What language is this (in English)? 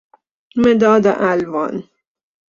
Persian